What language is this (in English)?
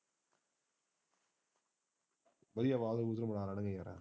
Punjabi